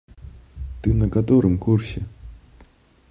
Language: Belarusian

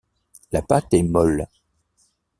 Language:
French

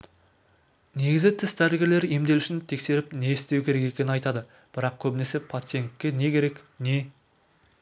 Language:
Kazakh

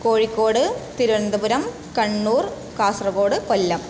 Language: Sanskrit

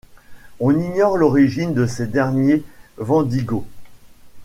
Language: French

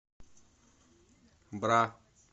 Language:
Russian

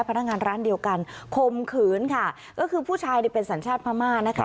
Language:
Thai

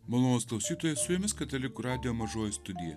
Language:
Lithuanian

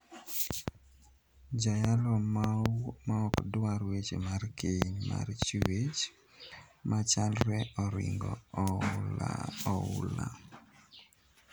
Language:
Luo (Kenya and Tanzania)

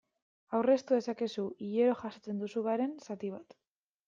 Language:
Basque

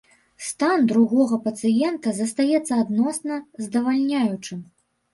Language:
Belarusian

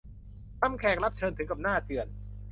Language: Thai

